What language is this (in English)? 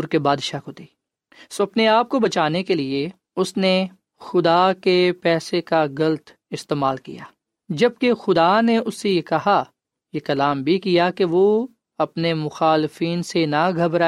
Urdu